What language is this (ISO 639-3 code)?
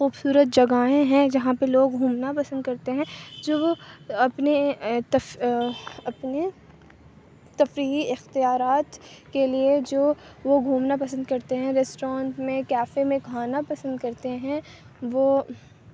urd